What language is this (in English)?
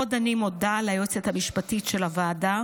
Hebrew